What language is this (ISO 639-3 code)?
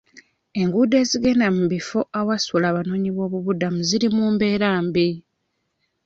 lug